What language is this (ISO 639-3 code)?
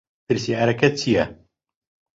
ckb